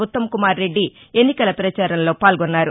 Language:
Telugu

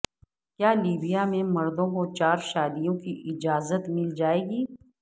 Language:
Urdu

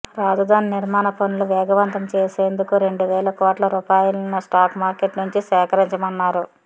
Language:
Telugu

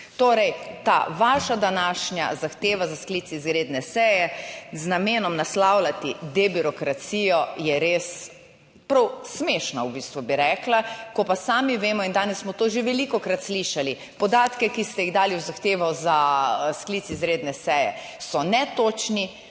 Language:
Slovenian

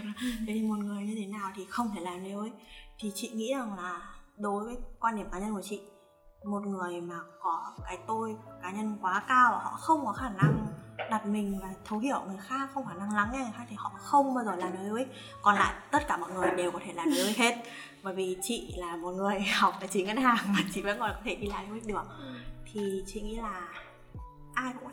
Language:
Vietnamese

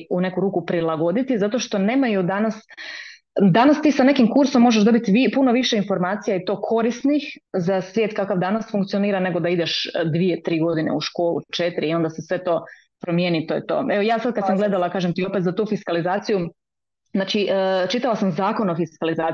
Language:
Croatian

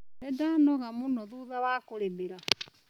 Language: Kikuyu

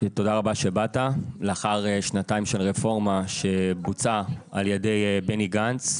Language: Hebrew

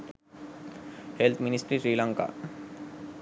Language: Sinhala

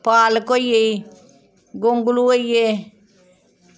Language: Dogri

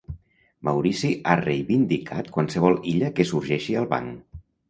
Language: Catalan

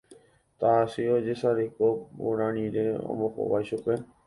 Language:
Guarani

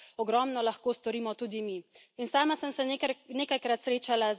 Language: Slovenian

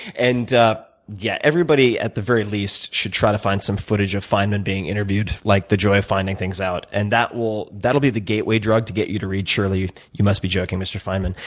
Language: English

